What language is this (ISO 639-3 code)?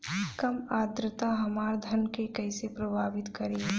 bho